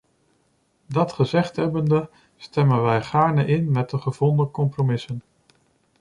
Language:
Dutch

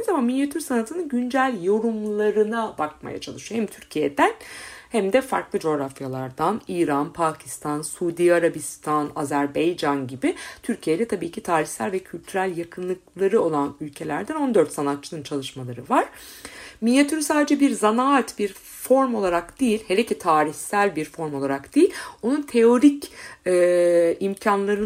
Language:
Turkish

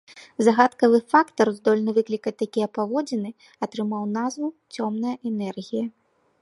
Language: Belarusian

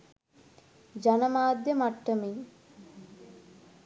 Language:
Sinhala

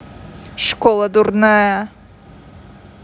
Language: Russian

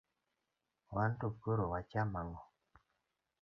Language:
Luo (Kenya and Tanzania)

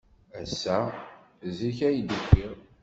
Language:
Kabyle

